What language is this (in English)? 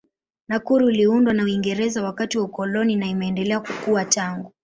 Swahili